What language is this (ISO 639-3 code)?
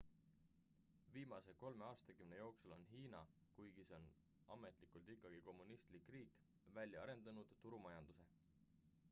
est